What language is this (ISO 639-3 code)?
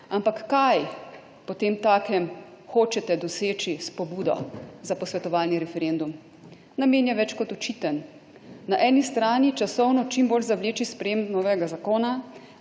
slv